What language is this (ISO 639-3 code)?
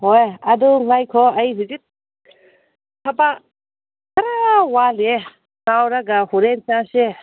mni